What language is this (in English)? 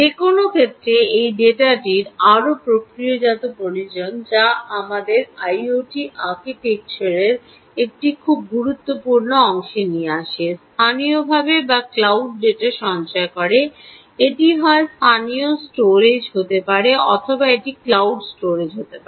Bangla